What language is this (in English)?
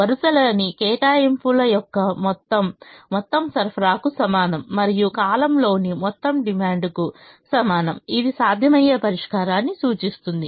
Telugu